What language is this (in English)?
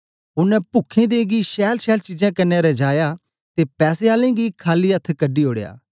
Dogri